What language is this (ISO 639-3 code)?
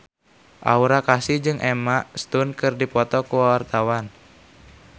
sun